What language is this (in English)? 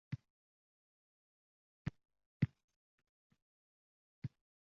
Uzbek